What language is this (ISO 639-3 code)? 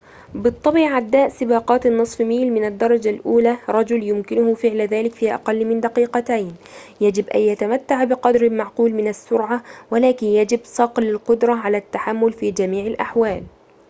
ara